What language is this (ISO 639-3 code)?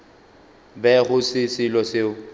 nso